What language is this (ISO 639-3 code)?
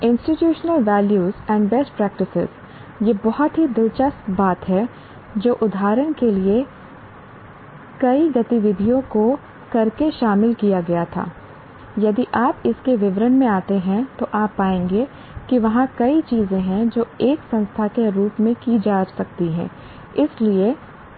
hin